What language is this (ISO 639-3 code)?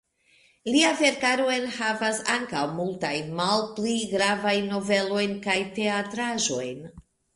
epo